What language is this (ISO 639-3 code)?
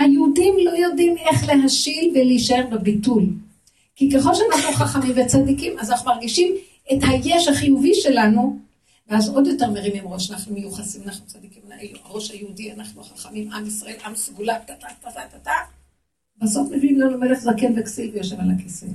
heb